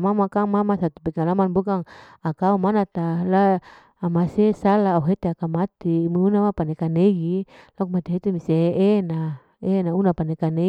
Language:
Larike-Wakasihu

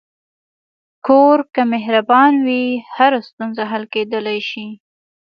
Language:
Pashto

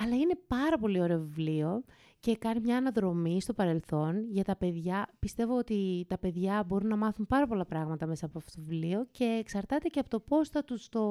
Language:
Greek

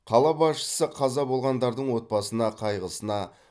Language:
Kazakh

